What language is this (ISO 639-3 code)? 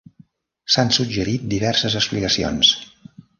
cat